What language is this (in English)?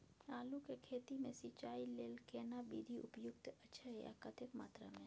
Maithili